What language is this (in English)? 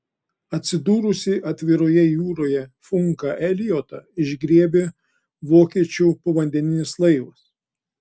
Lithuanian